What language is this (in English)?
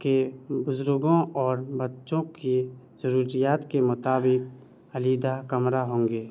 Urdu